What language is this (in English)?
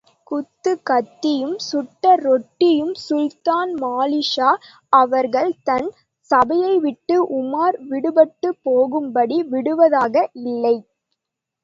Tamil